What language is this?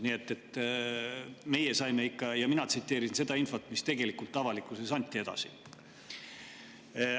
Estonian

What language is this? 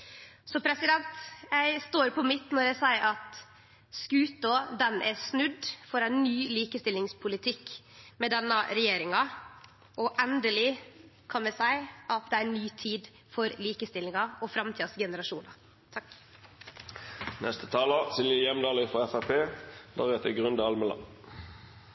Norwegian Nynorsk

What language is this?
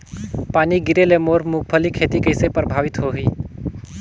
Chhattisgarhi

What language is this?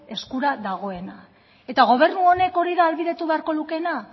Basque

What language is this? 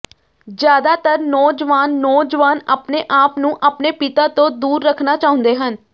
Punjabi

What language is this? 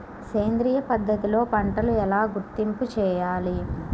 Telugu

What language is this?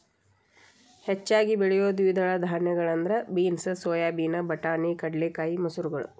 Kannada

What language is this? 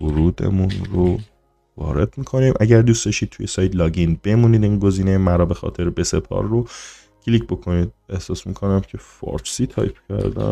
Persian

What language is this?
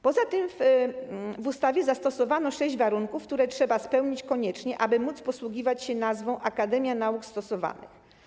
Polish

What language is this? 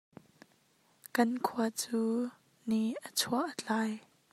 Hakha Chin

